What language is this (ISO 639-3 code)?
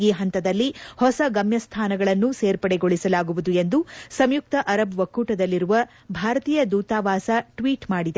kan